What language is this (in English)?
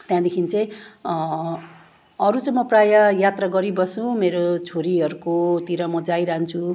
Nepali